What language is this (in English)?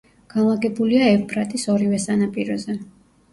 Georgian